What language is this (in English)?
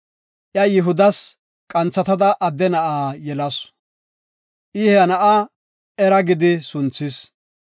Gofa